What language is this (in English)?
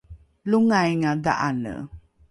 Rukai